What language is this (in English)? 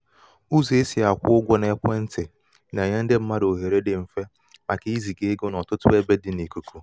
Igbo